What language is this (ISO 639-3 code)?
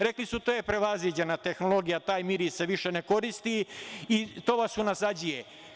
srp